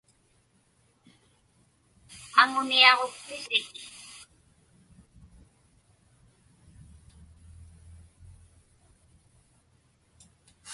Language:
Inupiaq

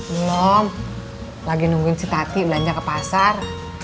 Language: Indonesian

